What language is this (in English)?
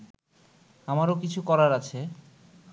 Bangla